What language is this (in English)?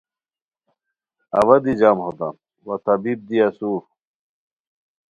Khowar